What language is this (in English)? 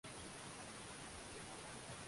Swahili